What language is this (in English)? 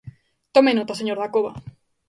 Galician